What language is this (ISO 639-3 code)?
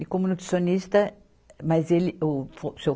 por